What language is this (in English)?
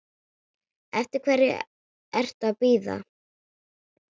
Icelandic